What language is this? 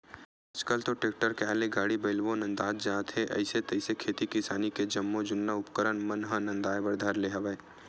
Chhattisgarhi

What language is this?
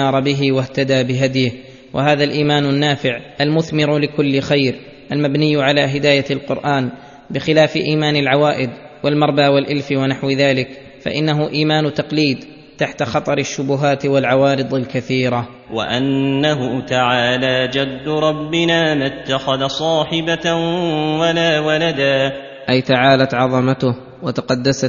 Arabic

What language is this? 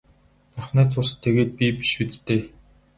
Mongolian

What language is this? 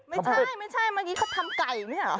Thai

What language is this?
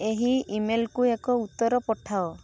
Odia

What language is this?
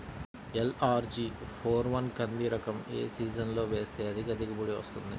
Telugu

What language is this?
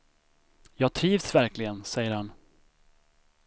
Swedish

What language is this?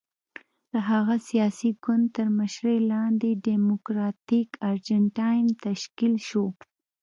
Pashto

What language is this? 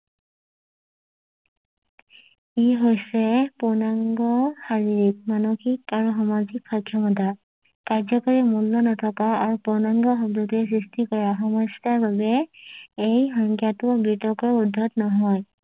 Assamese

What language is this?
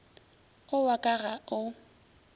Northern Sotho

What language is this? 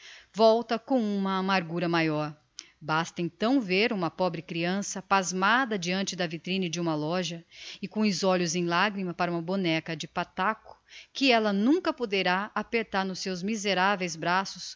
Portuguese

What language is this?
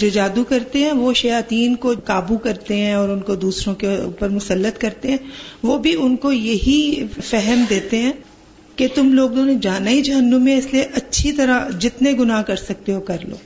Urdu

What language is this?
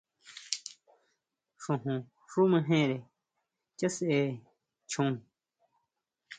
Huautla Mazatec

